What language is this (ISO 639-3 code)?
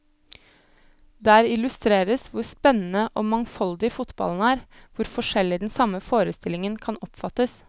nor